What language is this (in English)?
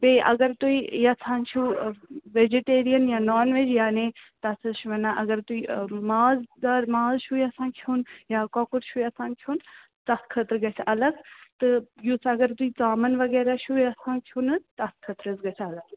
Kashmiri